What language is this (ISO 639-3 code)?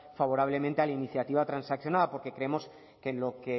spa